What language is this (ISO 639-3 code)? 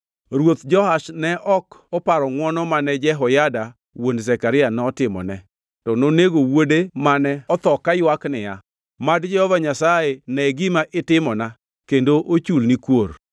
luo